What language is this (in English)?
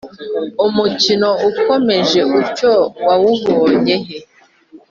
Kinyarwanda